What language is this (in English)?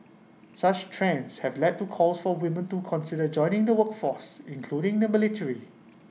English